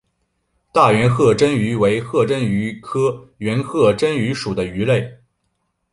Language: Chinese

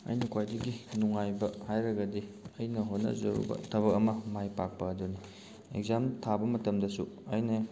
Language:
Manipuri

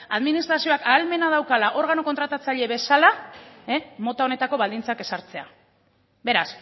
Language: Basque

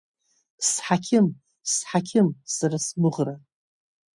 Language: Abkhazian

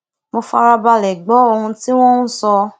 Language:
Yoruba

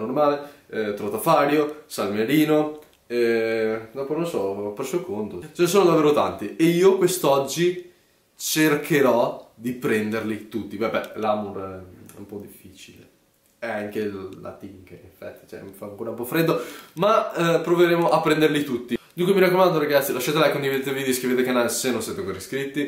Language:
Italian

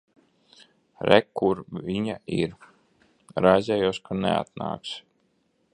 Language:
Latvian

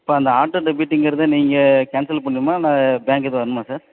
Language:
Tamil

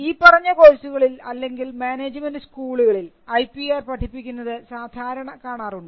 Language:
Malayalam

